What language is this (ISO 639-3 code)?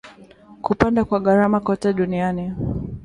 swa